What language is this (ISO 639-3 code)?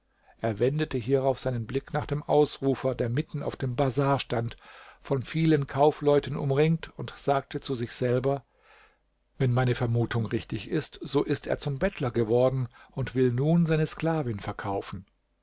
deu